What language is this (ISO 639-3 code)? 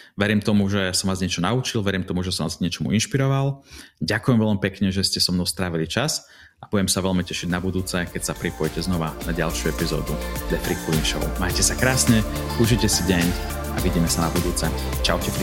slk